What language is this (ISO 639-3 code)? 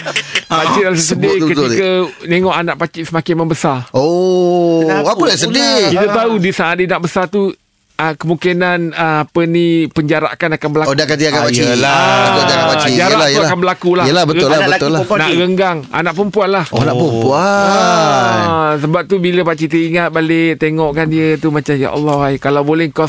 msa